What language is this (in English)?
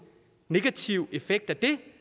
Danish